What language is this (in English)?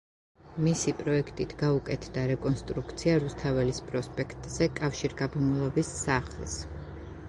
Georgian